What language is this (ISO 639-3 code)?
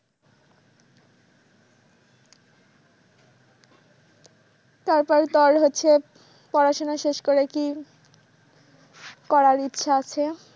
ben